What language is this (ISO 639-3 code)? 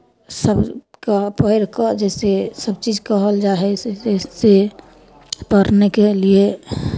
mai